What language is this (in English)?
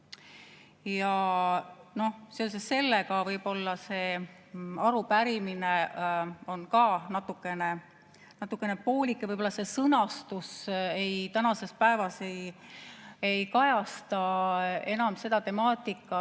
Estonian